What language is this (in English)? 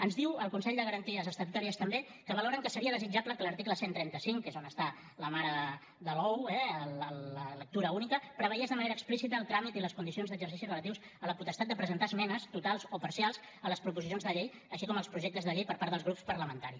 Catalan